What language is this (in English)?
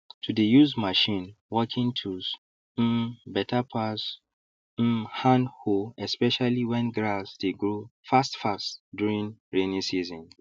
Nigerian Pidgin